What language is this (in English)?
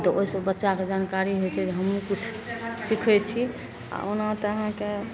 Maithili